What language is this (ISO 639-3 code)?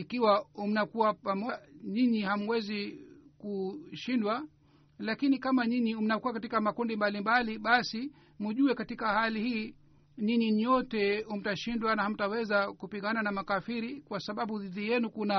swa